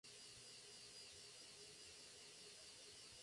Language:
Spanish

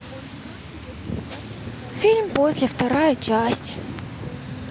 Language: Russian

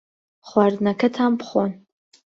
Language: Central Kurdish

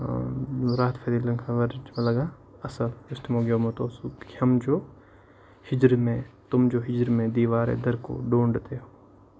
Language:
Kashmiri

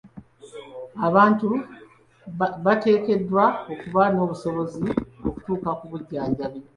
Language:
Ganda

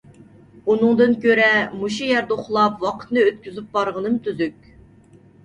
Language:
Uyghur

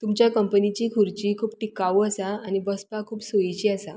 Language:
Konkani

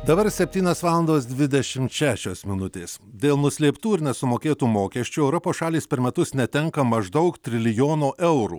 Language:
Lithuanian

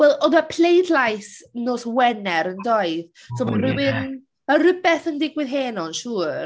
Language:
Welsh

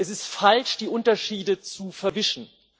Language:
German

